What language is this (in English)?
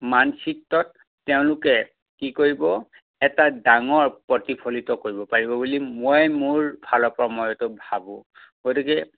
Assamese